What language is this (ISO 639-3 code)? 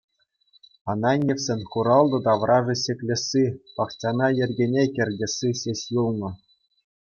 chv